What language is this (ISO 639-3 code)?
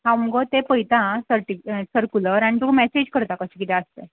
kok